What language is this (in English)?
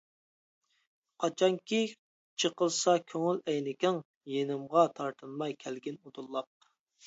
Uyghur